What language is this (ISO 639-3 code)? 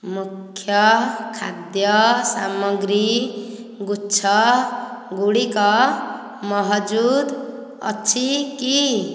ori